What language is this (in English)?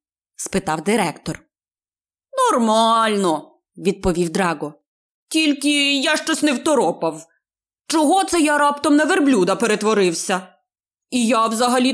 Ukrainian